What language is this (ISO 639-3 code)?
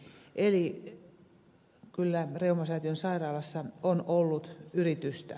fin